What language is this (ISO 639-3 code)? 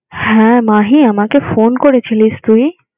ben